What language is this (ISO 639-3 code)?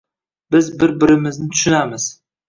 uzb